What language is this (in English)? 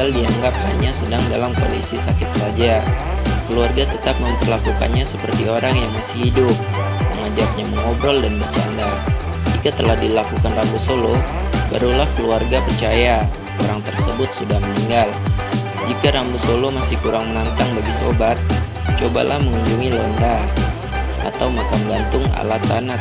Indonesian